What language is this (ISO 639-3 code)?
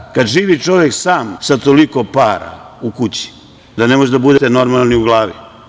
srp